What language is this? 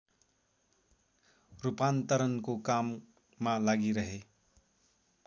Nepali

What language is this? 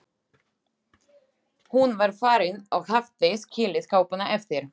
Icelandic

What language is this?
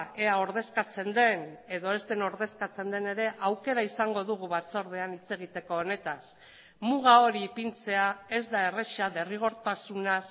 Basque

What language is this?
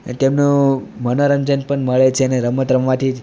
Gujarati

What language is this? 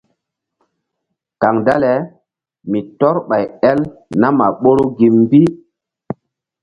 Mbum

